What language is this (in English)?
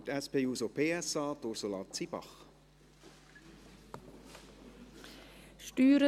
Swiss German